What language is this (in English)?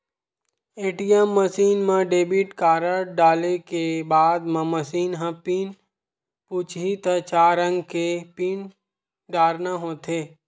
Chhattisgarhi